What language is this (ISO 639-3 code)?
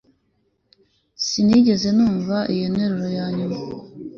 kin